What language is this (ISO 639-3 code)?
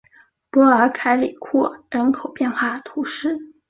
zho